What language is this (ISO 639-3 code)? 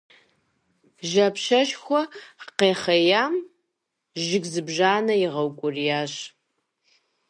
kbd